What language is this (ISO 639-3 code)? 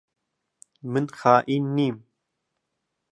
ckb